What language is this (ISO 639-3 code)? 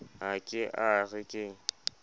sot